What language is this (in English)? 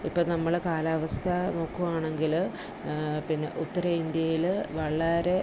Malayalam